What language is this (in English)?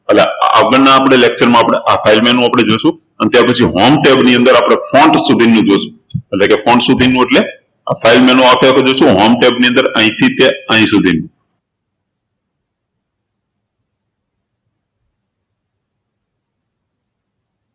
Gujarati